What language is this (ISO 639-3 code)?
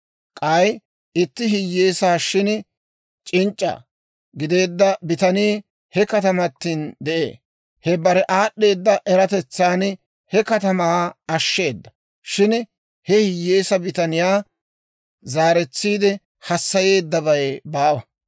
dwr